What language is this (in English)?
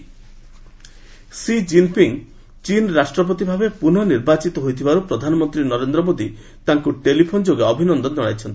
Odia